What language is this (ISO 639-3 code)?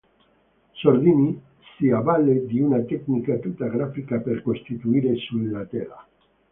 ita